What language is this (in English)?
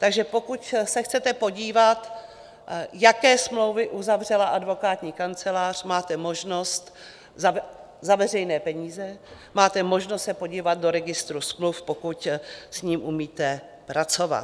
Czech